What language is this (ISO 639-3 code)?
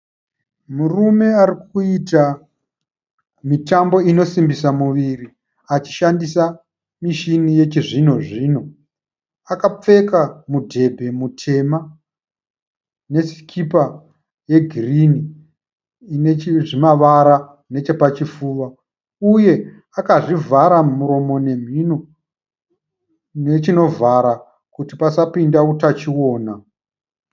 sna